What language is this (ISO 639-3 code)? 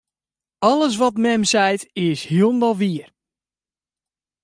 fry